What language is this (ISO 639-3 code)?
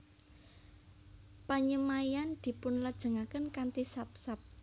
jav